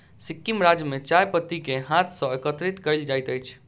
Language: Maithili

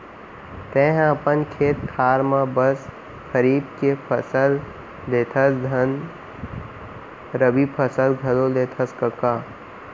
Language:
Chhattisgarhi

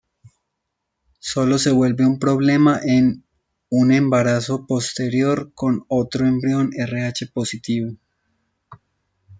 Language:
Spanish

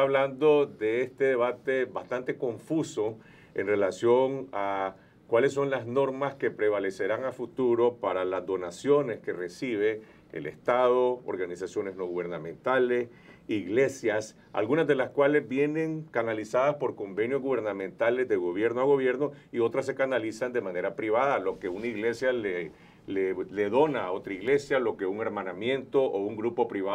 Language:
Spanish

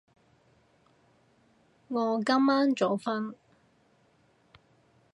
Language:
Cantonese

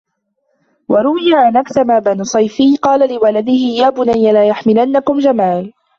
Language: Arabic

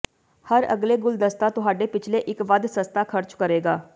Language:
Punjabi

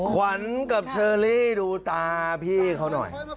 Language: Thai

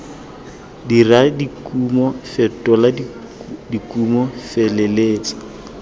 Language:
Tswana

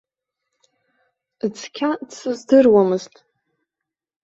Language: Abkhazian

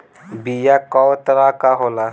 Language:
Bhojpuri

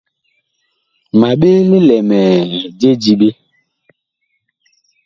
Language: Bakoko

